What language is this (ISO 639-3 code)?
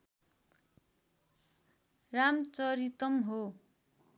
nep